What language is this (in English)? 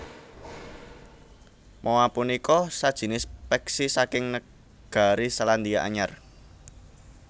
Javanese